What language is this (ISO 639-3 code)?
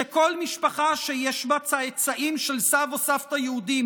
heb